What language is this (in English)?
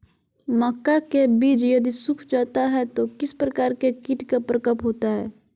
Magahi